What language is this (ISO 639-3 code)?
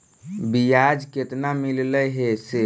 mag